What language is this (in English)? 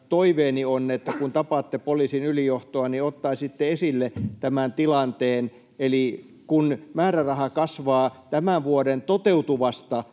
Finnish